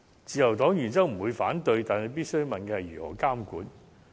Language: Cantonese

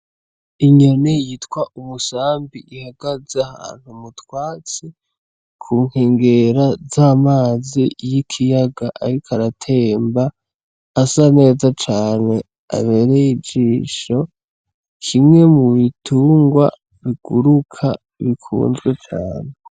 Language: Rundi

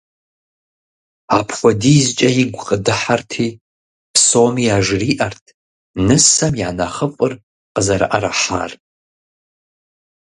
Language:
Kabardian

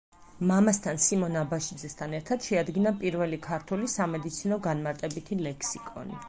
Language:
Georgian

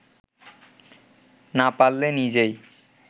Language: Bangla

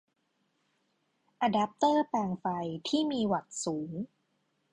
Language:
Thai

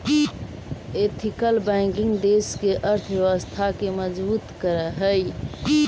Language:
Magahi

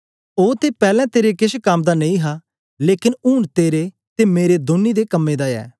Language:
Dogri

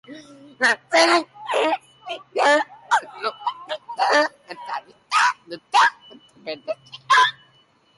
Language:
Basque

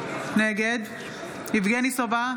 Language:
Hebrew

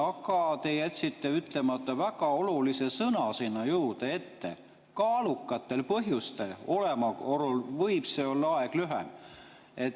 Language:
Estonian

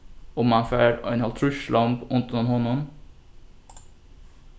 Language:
Faroese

